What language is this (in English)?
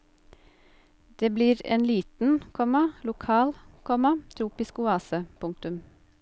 Norwegian